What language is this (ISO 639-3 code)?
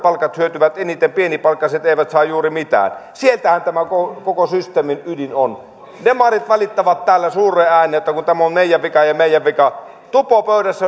fin